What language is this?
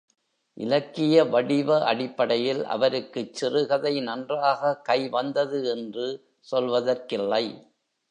Tamil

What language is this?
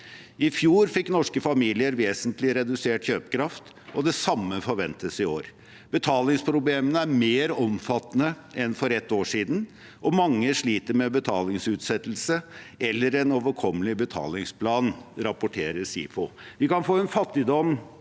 Norwegian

